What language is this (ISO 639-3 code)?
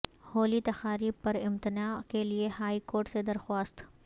urd